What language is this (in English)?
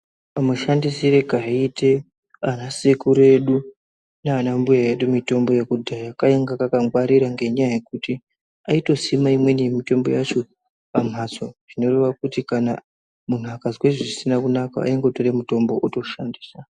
Ndau